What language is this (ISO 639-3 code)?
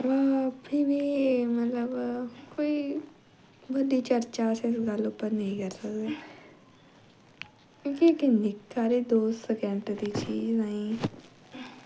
doi